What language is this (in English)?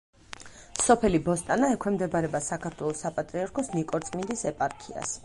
Georgian